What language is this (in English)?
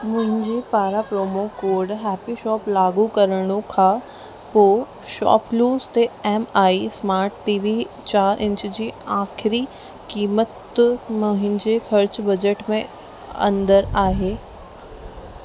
Sindhi